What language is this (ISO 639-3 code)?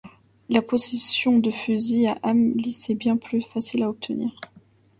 fra